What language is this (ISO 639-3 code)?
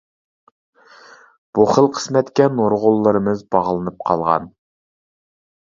uig